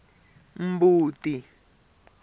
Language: Tsonga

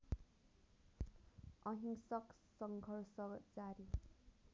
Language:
Nepali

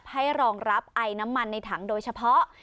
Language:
Thai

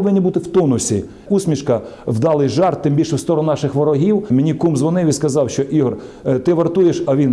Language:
Ukrainian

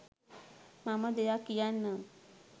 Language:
Sinhala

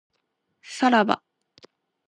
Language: Japanese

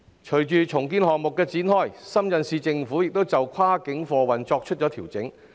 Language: Cantonese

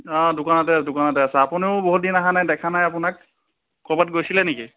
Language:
Assamese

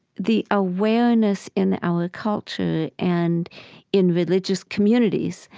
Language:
English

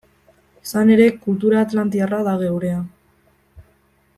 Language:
Basque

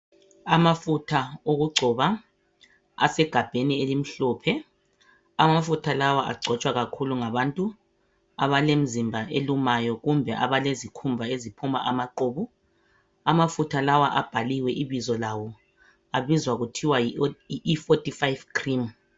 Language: North Ndebele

